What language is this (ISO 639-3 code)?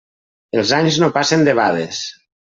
cat